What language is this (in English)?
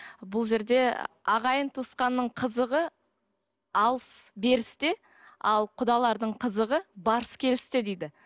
Kazakh